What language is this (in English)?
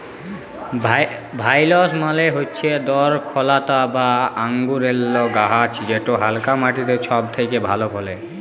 Bangla